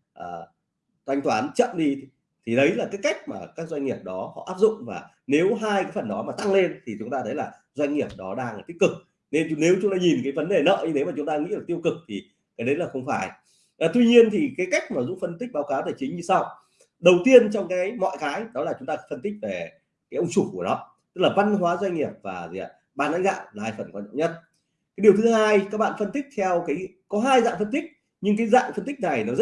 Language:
Vietnamese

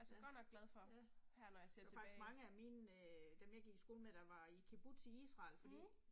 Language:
Danish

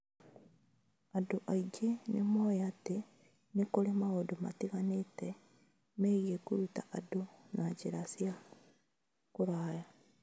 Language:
Kikuyu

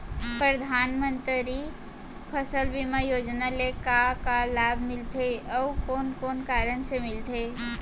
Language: Chhattisgarhi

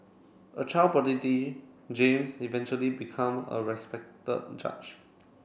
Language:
English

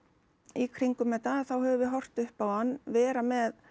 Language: Icelandic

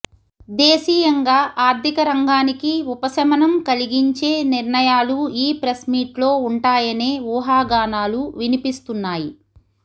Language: Telugu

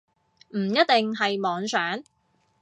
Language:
Cantonese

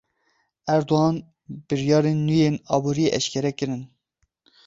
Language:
Kurdish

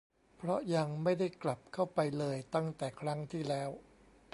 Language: Thai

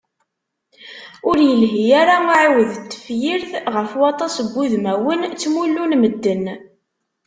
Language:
Kabyle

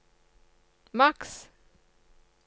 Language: Norwegian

